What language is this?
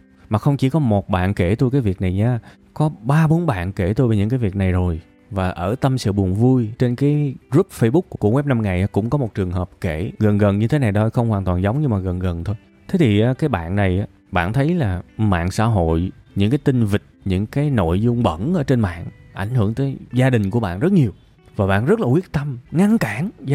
Vietnamese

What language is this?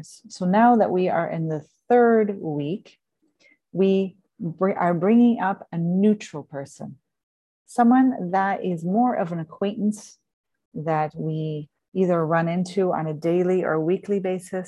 English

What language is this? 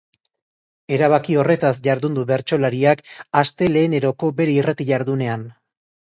Basque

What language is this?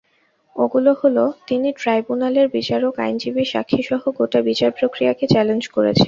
Bangla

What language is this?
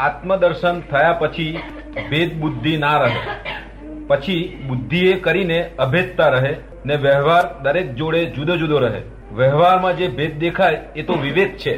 Gujarati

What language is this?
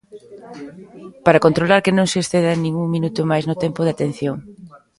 Galician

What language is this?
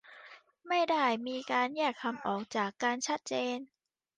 Thai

